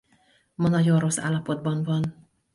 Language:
Hungarian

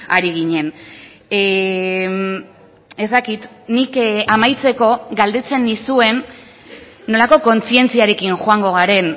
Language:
Basque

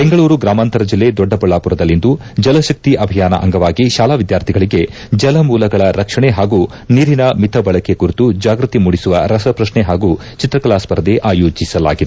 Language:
Kannada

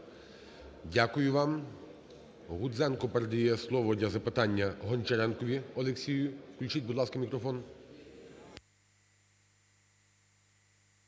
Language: Ukrainian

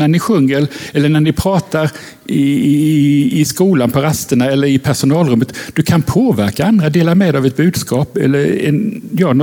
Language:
Swedish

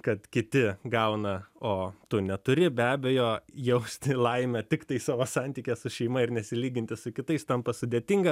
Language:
Lithuanian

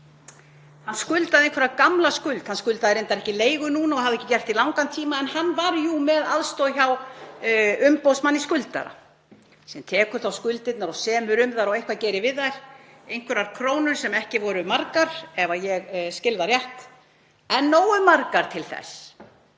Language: Icelandic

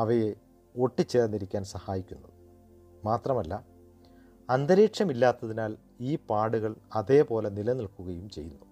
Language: Malayalam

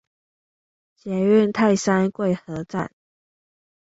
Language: Chinese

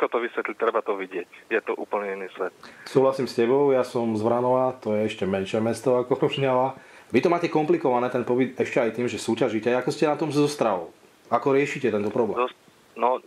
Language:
Slovak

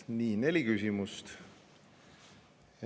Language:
Estonian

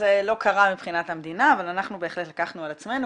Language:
Hebrew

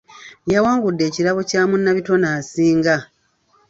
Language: Ganda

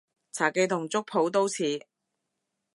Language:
Cantonese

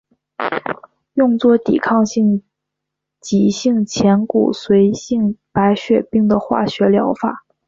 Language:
Chinese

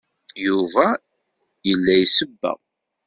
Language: Kabyle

